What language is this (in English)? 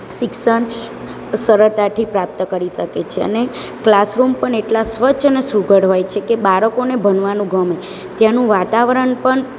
Gujarati